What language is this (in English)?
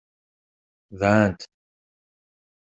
Kabyle